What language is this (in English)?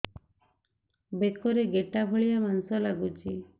Odia